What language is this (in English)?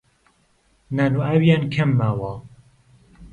Central Kurdish